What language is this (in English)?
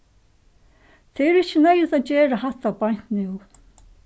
Faroese